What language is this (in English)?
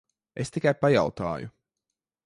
Latvian